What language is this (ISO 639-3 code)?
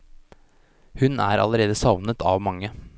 nor